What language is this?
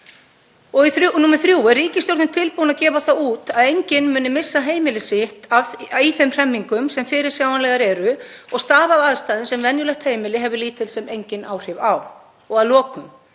Icelandic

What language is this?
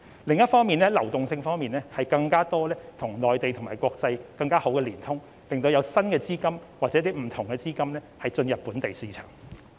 Cantonese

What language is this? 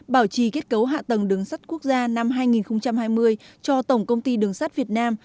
Vietnamese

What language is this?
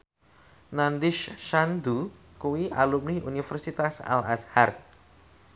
Javanese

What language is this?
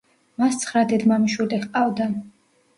Georgian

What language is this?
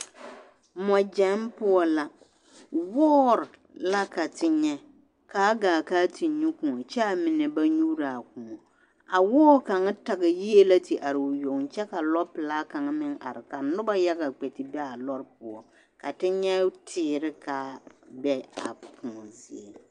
Southern Dagaare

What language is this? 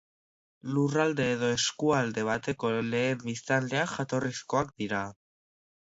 Basque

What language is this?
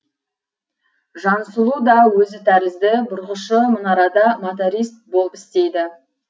Kazakh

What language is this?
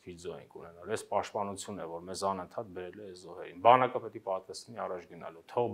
Turkish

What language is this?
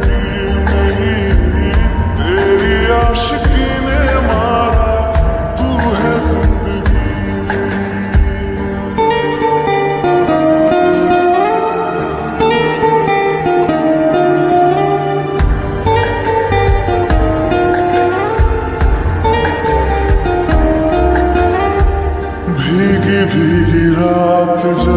Romanian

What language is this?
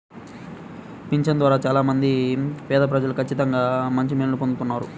Telugu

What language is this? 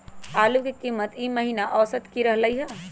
Magahi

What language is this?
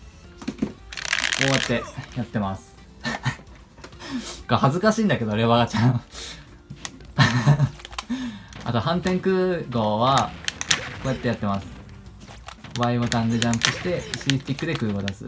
Japanese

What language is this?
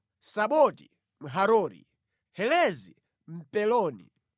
Nyanja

